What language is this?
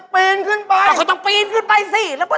Thai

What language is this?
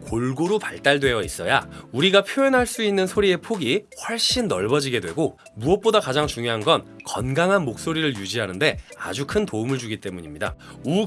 Korean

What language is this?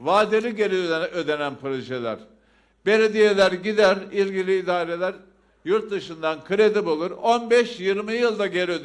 Turkish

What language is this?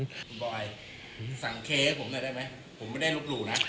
Thai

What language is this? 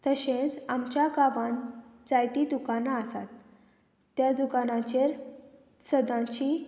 Konkani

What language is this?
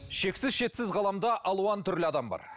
Kazakh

